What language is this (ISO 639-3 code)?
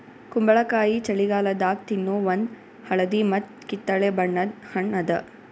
kan